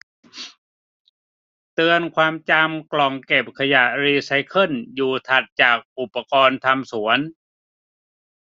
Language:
Thai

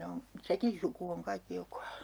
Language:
Finnish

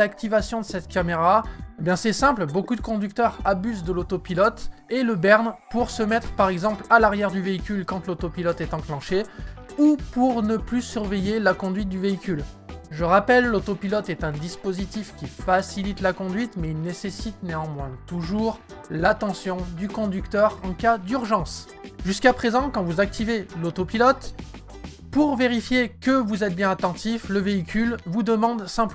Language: French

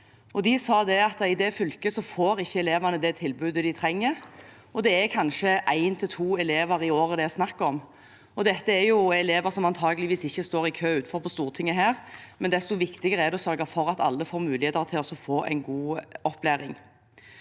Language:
Norwegian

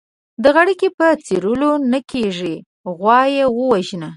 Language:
Pashto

